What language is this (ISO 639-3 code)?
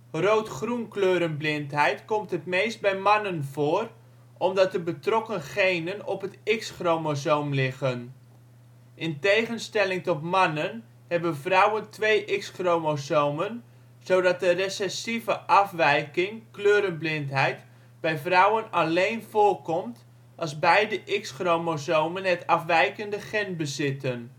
nld